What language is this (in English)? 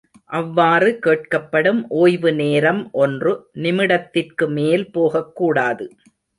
Tamil